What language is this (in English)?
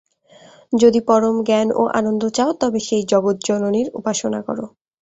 Bangla